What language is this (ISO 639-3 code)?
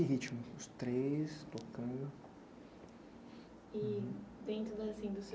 por